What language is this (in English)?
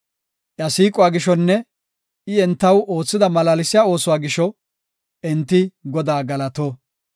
Gofa